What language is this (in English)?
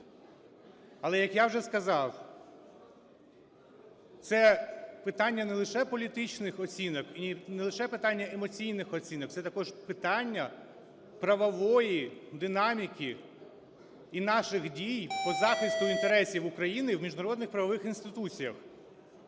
Ukrainian